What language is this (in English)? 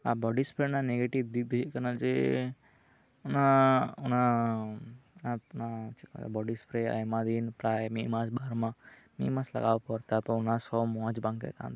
Santali